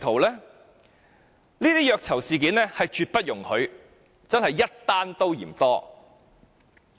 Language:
Cantonese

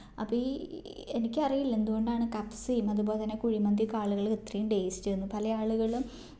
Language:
Malayalam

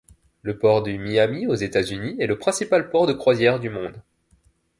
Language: French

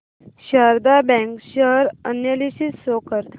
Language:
Marathi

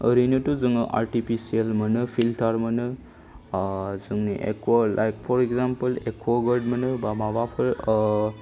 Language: Bodo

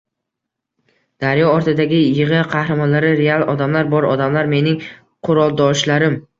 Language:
Uzbek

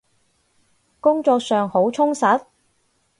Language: Cantonese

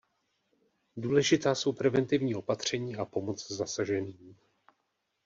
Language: Czech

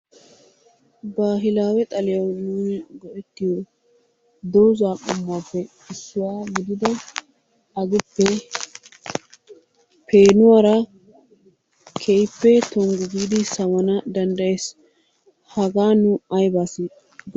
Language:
Wolaytta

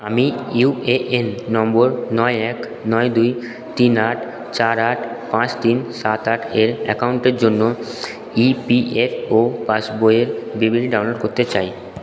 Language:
Bangla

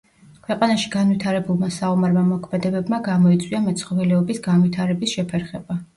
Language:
Georgian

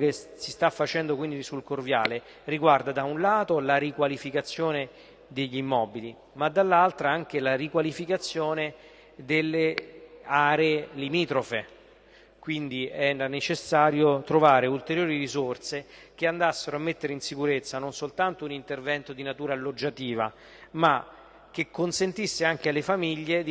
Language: Italian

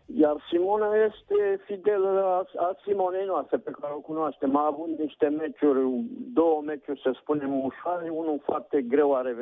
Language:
Romanian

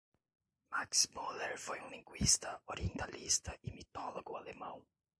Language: Portuguese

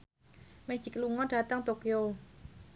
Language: Javanese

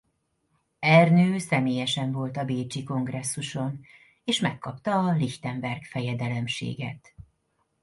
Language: Hungarian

